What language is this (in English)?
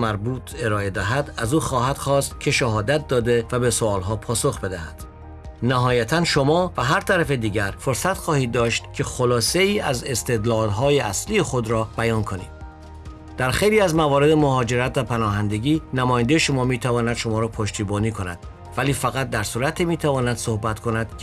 Persian